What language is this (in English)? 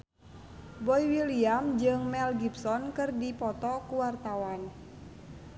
Sundanese